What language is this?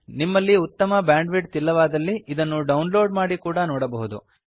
Kannada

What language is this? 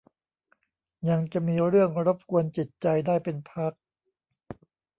Thai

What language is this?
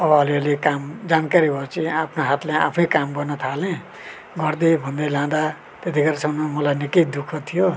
Nepali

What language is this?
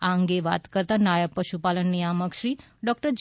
Gujarati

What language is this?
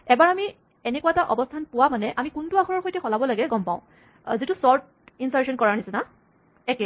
Assamese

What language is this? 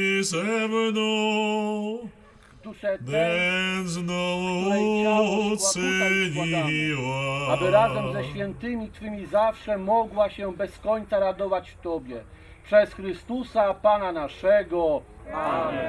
Polish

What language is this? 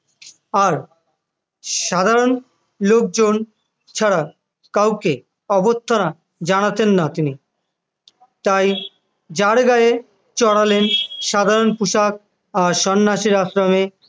Bangla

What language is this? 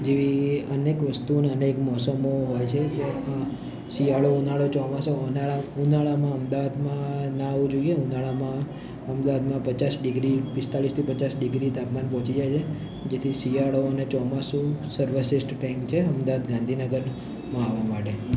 Gujarati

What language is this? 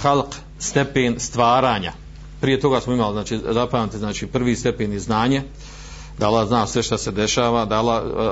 Croatian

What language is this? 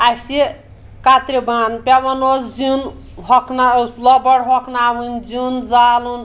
Kashmiri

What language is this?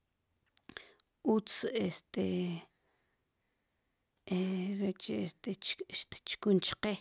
Sipacapense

